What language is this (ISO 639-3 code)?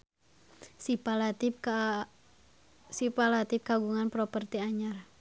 sun